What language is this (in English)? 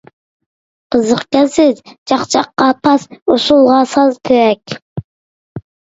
Uyghur